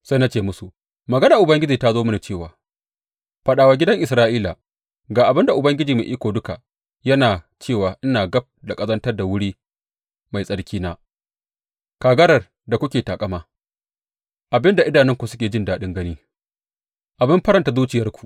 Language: Hausa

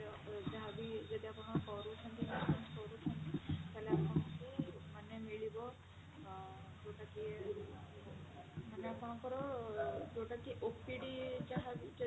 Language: Odia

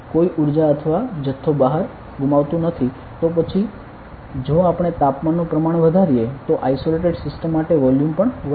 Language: Gujarati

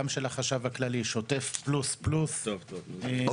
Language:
Hebrew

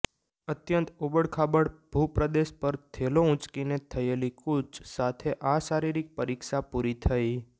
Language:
Gujarati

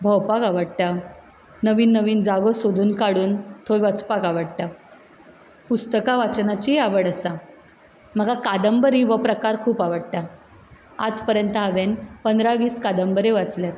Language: Konkani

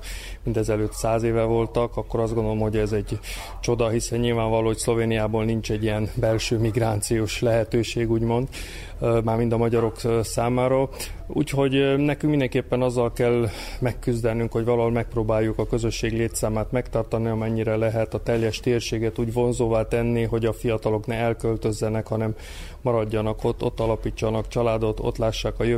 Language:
Hungarian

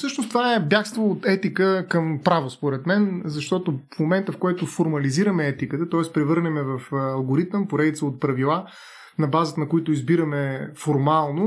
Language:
Bulgarian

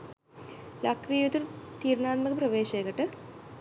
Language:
Sinhala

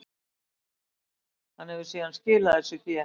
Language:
Icelandic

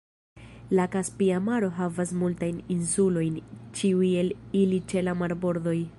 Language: Esperanto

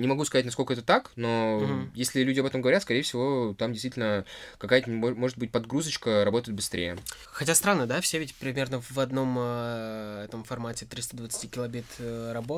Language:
Russian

